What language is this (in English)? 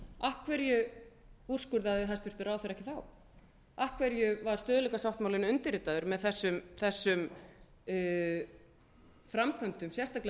Icelandic